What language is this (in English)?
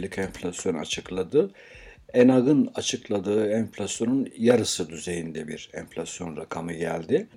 Turkish